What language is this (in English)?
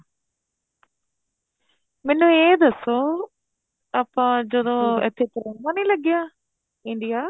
Punjabi